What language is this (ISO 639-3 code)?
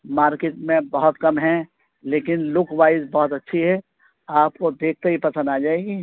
urd